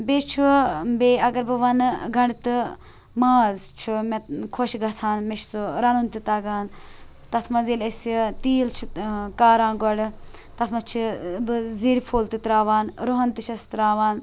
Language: Kashmiri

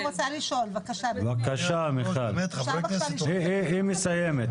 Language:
Hebrew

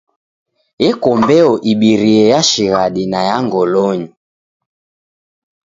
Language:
Taita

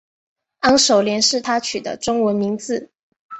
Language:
Chinese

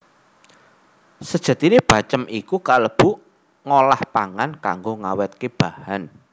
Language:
Javanese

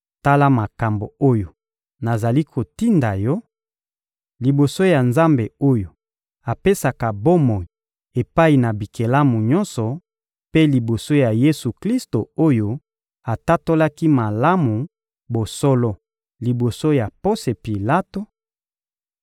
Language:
Lingala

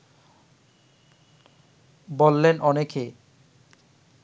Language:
Bangla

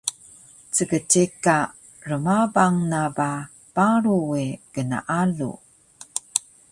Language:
Taroko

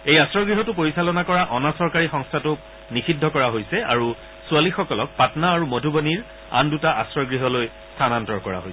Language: Assamese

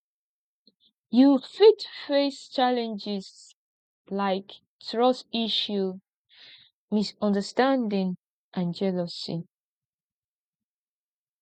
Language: Nigerian Pidgin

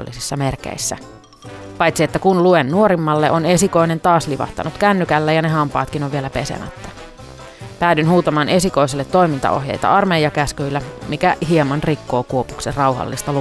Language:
Finnish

